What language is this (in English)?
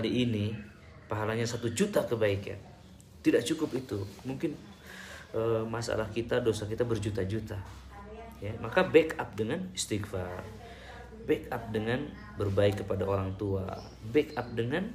Indonesian